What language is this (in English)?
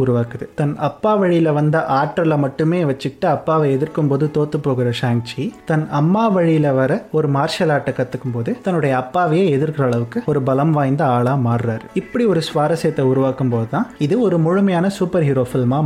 Tamil